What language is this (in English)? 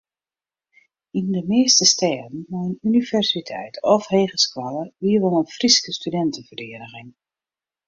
Western Frisian